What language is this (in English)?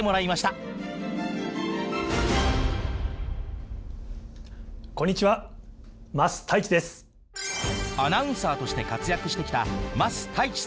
Japanese